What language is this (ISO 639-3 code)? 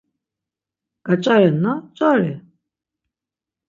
lzz